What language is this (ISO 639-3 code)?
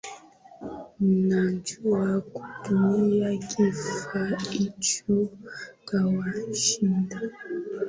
swa